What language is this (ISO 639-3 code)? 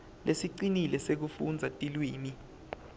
ssw